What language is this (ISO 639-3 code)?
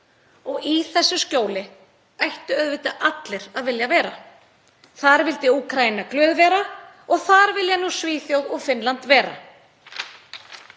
isl